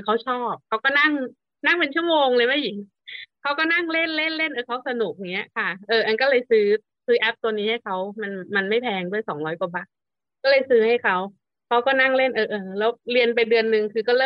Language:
Thai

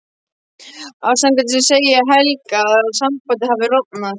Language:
Icelandic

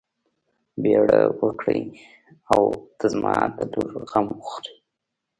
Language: Pashto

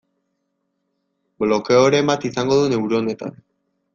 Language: Basque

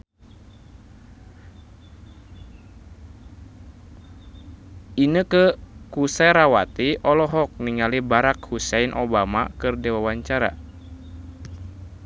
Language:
Sundanese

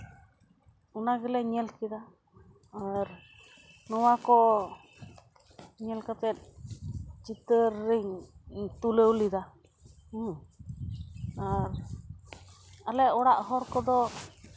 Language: Santali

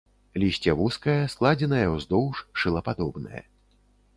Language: Belarusian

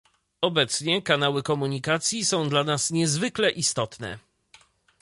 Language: Polish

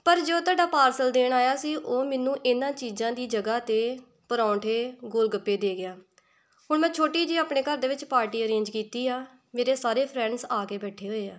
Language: Punjabi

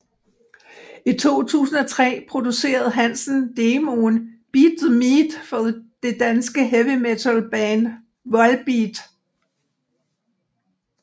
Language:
Danish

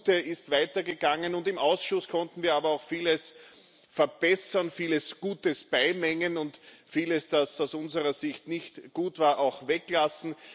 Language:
German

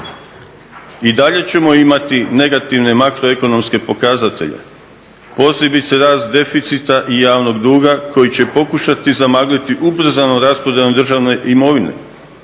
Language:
Croatian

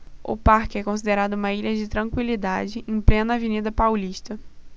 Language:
Portuguese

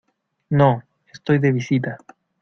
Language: Spanish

